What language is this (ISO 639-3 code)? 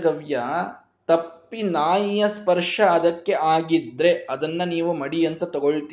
kan